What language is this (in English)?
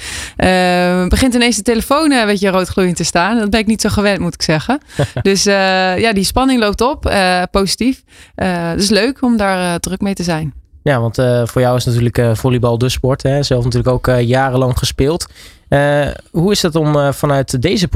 Dutch